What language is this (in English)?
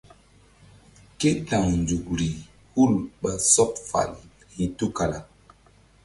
Mbum